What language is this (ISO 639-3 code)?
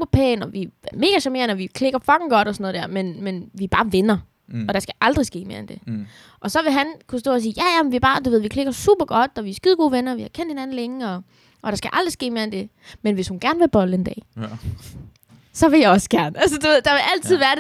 dan